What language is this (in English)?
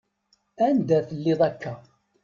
Kabyle